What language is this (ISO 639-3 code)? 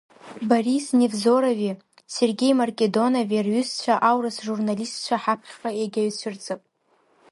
abk